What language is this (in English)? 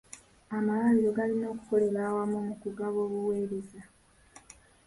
Ganda